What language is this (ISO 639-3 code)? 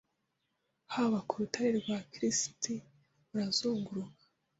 kin